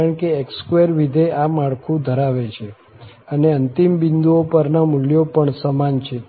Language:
Gujarati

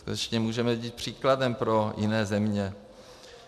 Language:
Czech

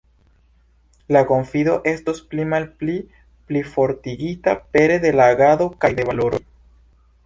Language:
Esperanto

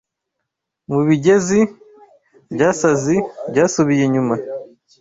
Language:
Kinyarwanda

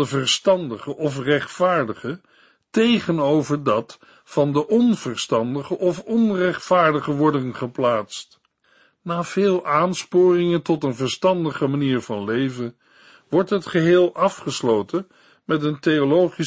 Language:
Dutch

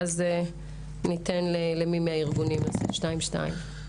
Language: Hebrew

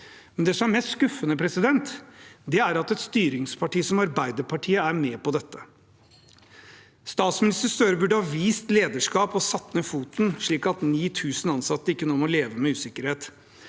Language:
Norwegian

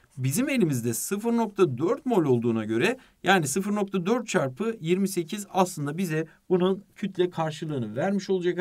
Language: Turkish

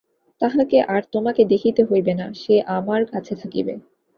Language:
Bangla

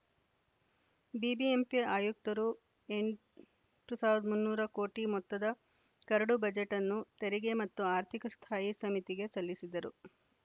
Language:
Kannada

